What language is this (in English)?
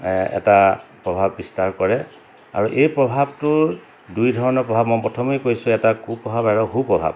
Assamese